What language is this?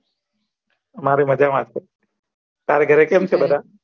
Gujarati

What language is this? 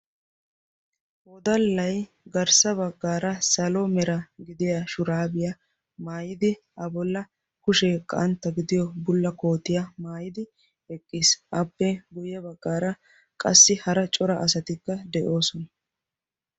Wolaytta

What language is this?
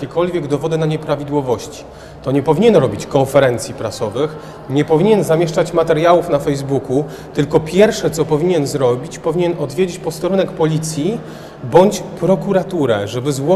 Polish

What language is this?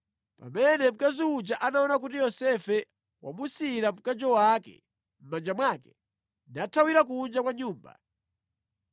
Nyanja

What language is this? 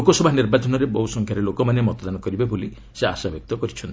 Odia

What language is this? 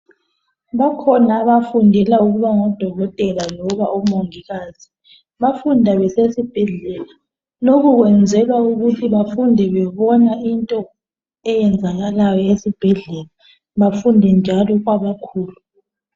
North Ndebele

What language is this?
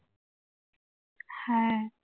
Bangla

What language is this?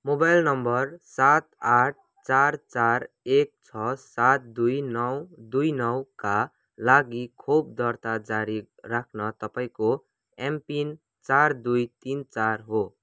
Nepali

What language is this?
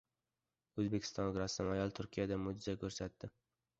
Uzbek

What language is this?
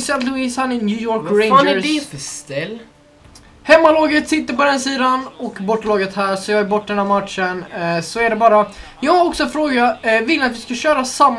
Swedish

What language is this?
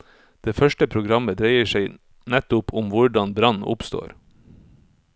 Norwegian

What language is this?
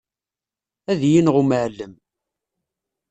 Kabyle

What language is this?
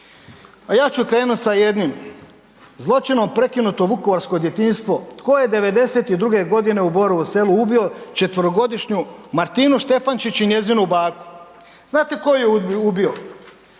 Croatian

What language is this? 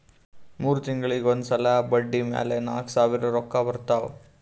Kannada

